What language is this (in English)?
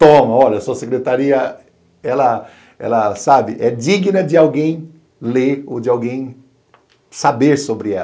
Portuguese